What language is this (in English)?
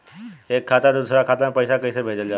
Bhojpuri